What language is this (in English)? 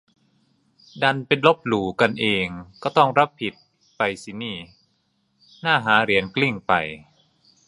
Thai